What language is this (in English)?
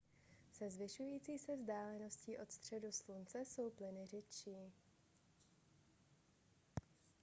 Czech